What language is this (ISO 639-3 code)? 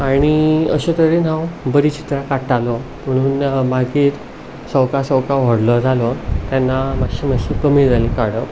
kok